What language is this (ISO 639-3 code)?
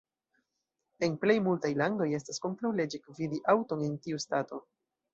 epo